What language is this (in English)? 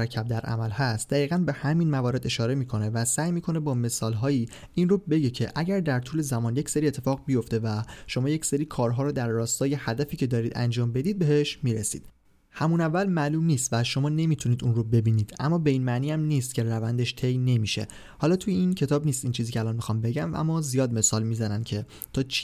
Persian